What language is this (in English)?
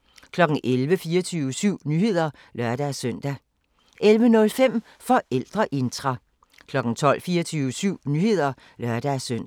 Danish